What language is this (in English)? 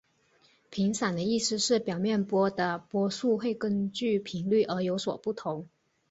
Chinese